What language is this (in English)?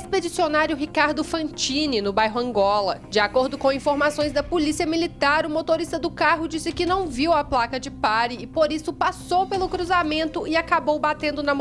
Portuguese